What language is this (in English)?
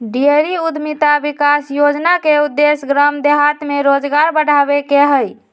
Magahi